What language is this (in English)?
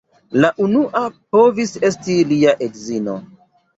Esperanto